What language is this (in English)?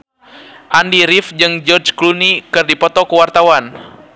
Sundanese